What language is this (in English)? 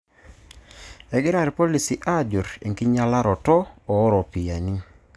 Masai